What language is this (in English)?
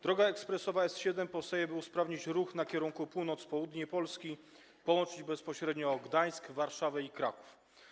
Polish